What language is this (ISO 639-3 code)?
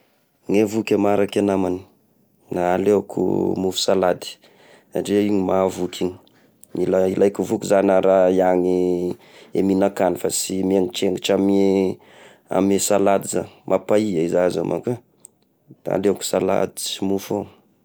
tkg